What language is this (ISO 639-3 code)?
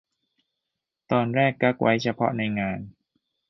tha